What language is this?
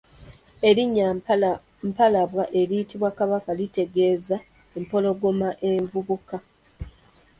Ganda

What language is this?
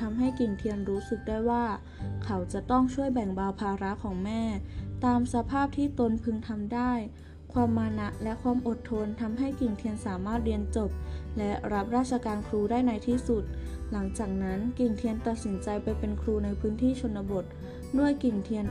Thai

